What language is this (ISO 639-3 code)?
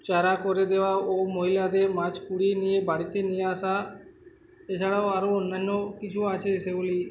ben